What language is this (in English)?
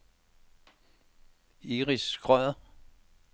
Danish